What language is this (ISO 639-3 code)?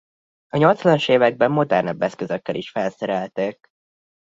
hun